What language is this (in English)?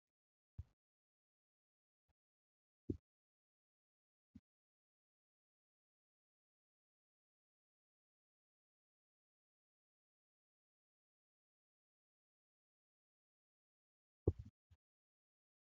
Oromo